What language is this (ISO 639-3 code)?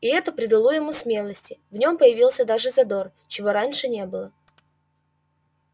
rus